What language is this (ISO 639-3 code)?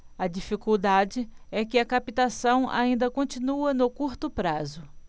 por